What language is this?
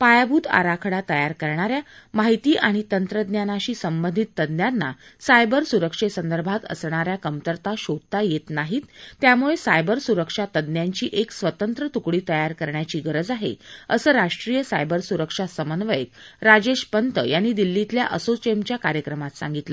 Marathi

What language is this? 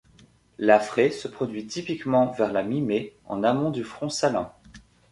French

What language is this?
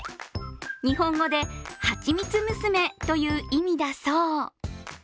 Japanese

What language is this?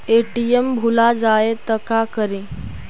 Magahi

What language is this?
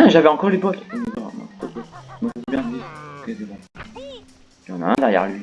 French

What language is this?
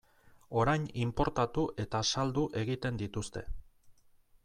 Basque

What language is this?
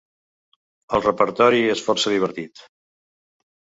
Catalan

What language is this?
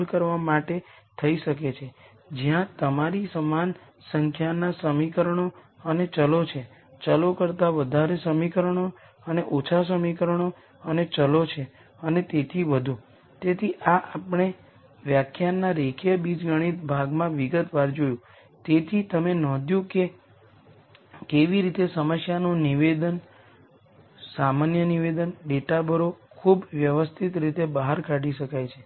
Gujarati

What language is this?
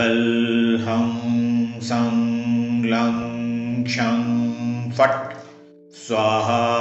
Hindi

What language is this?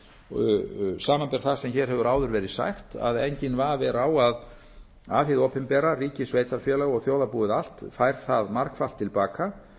Icelandic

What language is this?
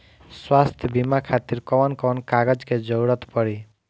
Bhojpuri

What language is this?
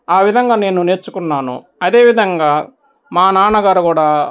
Telugu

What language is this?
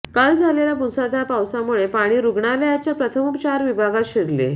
Marathi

